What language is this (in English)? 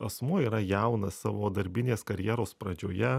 Lithuanian